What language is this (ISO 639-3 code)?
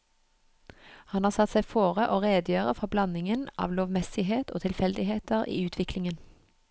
nor